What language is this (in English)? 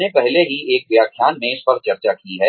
Hindi